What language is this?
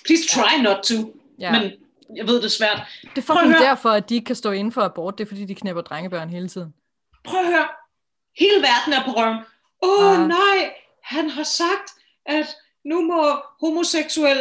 Danish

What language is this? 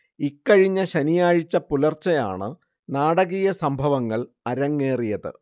Malayalam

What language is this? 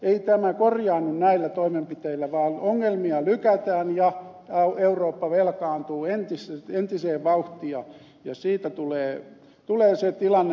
Finnish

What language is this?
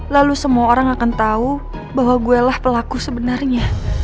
Indonesian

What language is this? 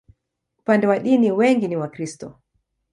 Swahili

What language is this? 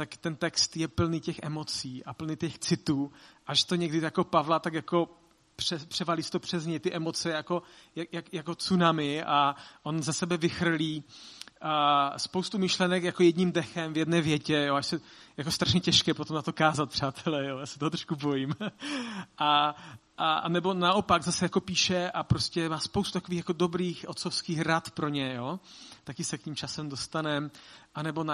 Czech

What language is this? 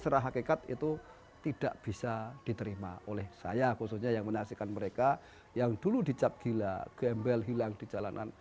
Indonesian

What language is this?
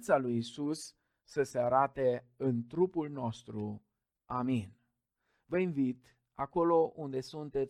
Romanian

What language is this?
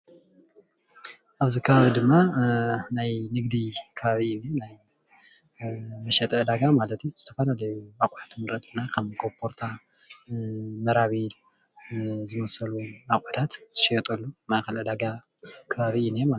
Tigrinya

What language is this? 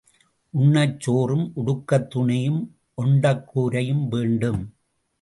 Tamil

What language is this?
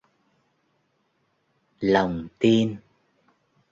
Vietnamese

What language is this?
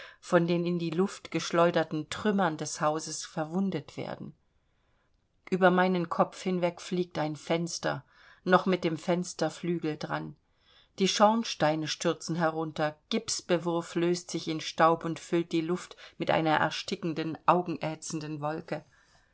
German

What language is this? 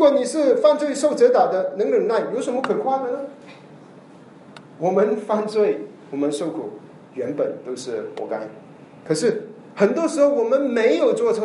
Chinese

